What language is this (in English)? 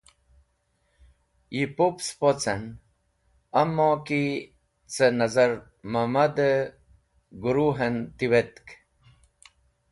Wakhi